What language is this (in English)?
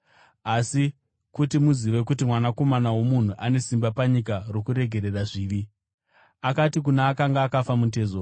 Shona